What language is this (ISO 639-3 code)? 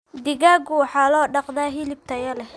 som